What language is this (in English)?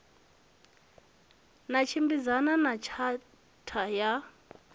Venda